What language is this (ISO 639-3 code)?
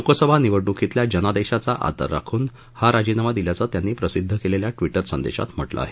mar